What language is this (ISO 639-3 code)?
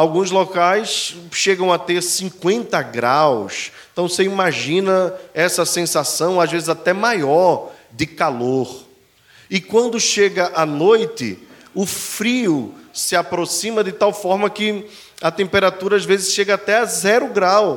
por